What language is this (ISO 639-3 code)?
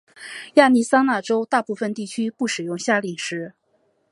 zho